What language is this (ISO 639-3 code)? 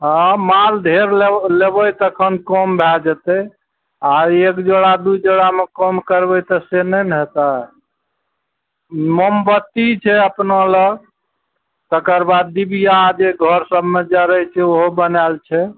mai